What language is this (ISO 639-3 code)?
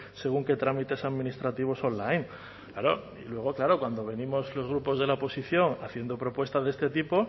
spa